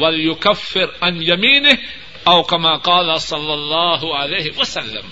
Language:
Urdu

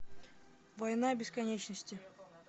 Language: Russian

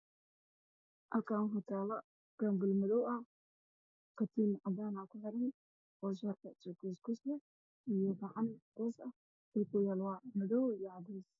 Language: Somali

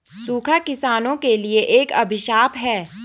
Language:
Hindi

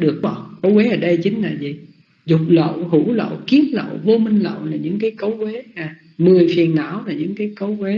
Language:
Vietnamese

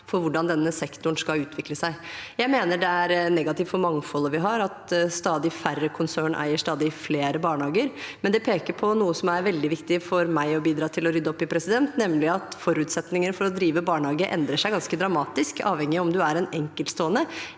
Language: Norwegian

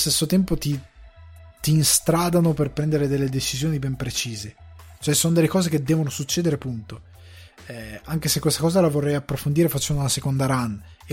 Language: Italian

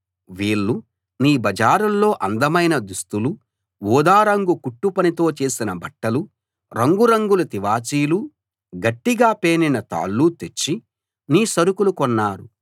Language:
Telugu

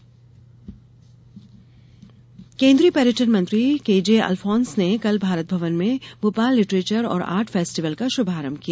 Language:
Hindi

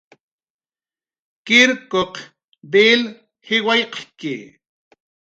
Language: Jaqaru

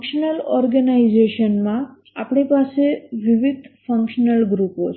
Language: Gujarati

